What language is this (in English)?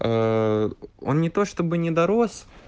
Russian